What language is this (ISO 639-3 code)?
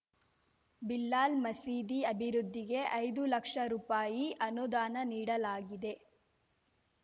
kan